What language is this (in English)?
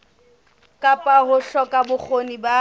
Southern Sotho